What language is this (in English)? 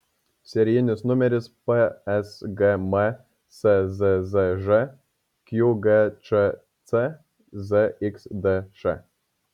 Lithuanian